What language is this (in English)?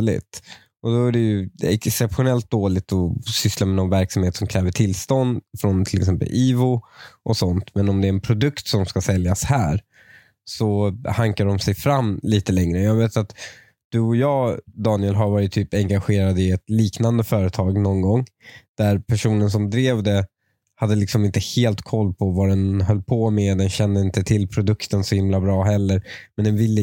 Swedish